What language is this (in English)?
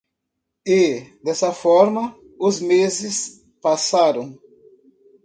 Portuguese